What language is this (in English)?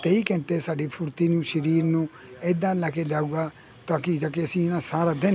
Punjabi